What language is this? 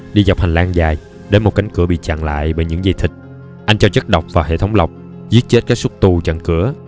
Vietnamese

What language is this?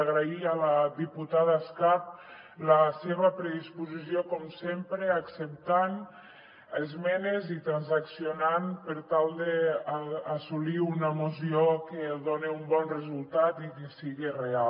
Catalan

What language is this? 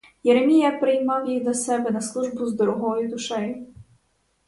Ukrainian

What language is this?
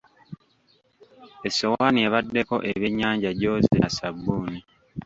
Ganda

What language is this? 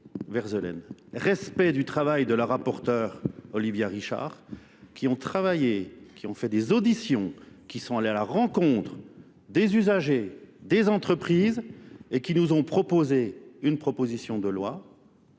French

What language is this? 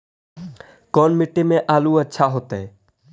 Magahi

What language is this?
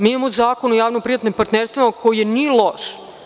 Serbian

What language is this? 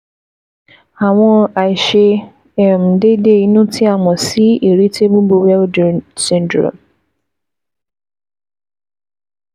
Yoruba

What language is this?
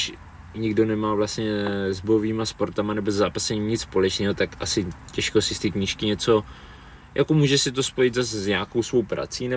Czech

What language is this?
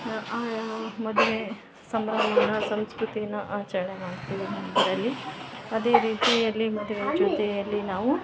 Kannada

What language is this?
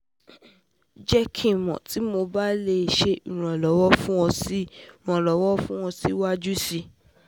Yoruba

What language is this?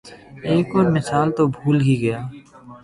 Urdu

